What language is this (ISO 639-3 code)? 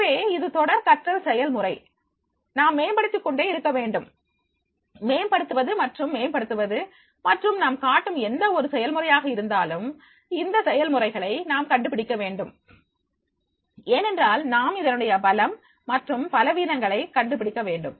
tam